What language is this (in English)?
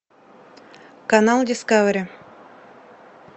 Russian